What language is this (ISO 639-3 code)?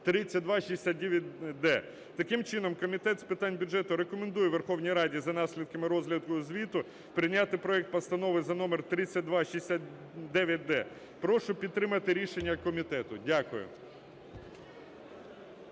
ukr